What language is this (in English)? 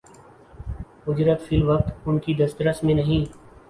Urdu